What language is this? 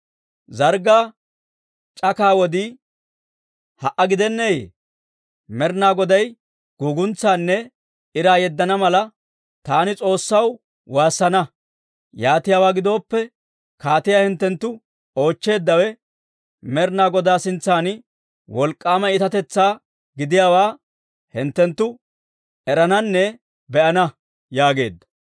Dawro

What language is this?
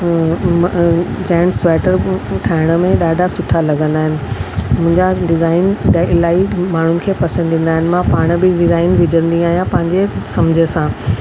Sindhi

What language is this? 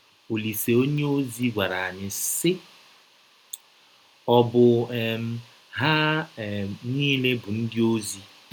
Igbo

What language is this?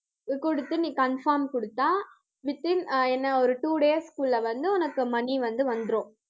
Tamil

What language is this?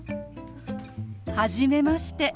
Japanese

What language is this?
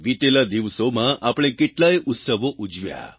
Gujarati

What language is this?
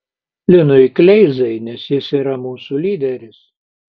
Lithuanian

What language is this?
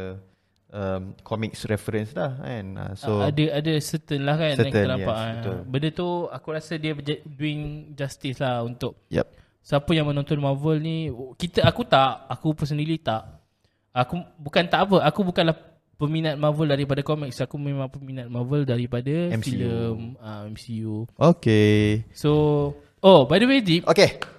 Malay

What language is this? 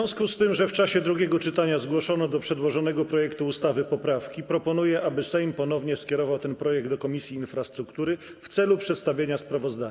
Polish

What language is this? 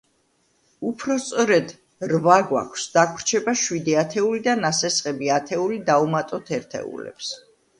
Georgian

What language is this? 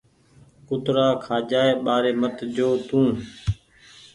Goaria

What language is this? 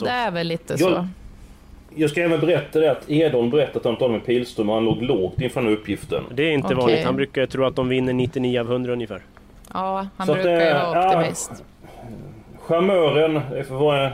Swedish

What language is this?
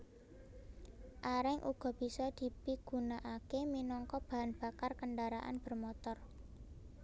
Javanese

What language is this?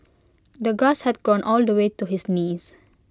English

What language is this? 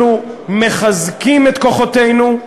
Hebrew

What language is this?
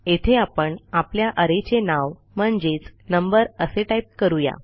Marathi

